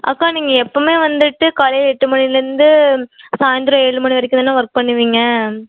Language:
Tamil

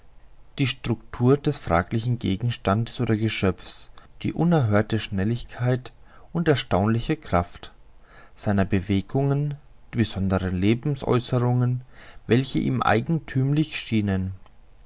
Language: German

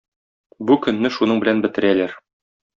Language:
Tatar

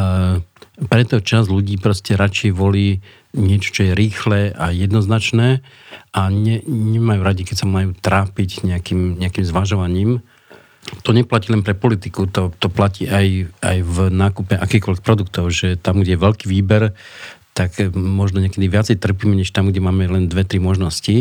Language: Slovak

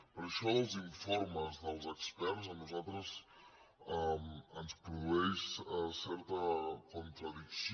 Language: Catalan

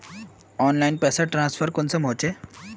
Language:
Magahi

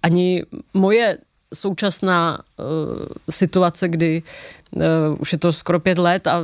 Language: Czech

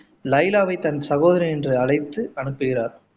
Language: Tamil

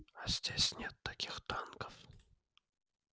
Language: Russian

